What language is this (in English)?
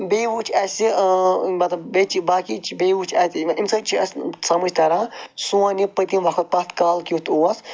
Kashmiri